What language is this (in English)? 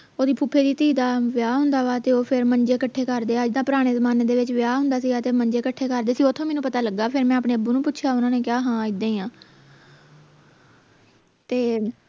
Punjabi